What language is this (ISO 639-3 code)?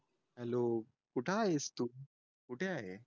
mar